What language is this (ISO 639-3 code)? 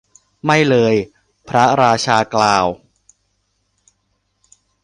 tha